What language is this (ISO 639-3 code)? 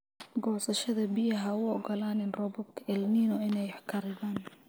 som